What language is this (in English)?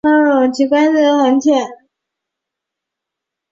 Chinese